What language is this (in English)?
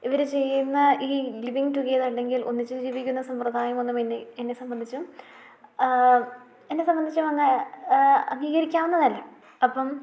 Malayalam